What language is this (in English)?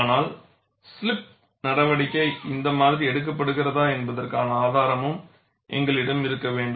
Tamil